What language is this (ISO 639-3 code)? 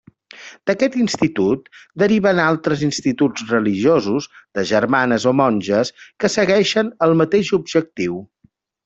cat